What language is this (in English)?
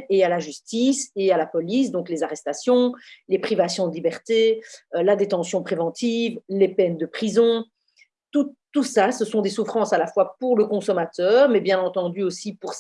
French